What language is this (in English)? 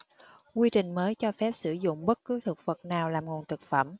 Vietnamese